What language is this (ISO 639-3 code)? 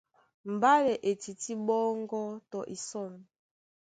dua